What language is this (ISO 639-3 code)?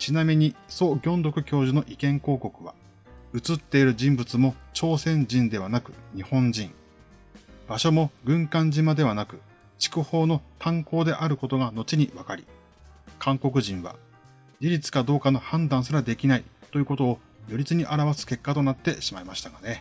jpn